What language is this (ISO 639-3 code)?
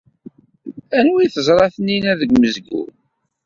kab